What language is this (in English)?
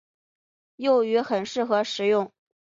Chinese